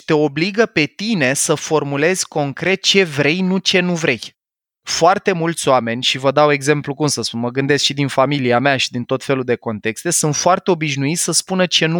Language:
Romanian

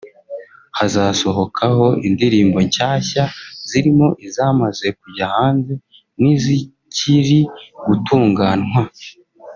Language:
Kinyarwanda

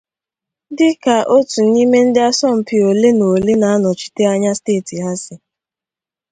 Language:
Igbo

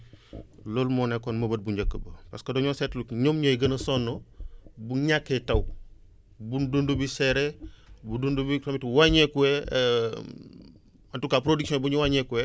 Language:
Wolof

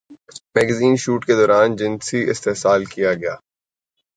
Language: Urdu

